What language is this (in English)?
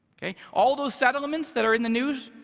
English